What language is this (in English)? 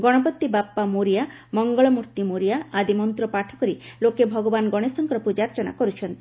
Odia